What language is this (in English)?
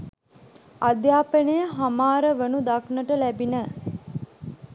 Sinhala